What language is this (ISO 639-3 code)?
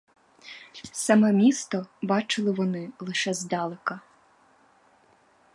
ukr